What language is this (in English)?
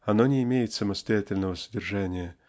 Russian